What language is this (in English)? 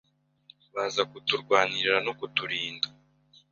Kinyarwanda